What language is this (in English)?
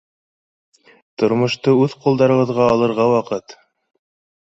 Bashkir